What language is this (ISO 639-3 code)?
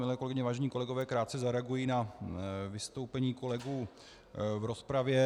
ces